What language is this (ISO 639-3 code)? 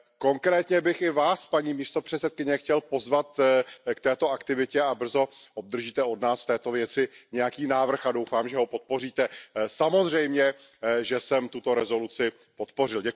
ces